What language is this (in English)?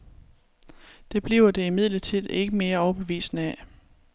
Danish